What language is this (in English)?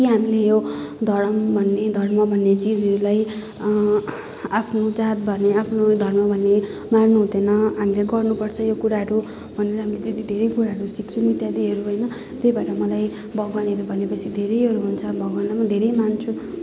Nepali